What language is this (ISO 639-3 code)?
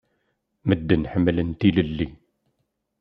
kab